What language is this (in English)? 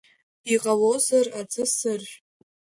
Abkhazian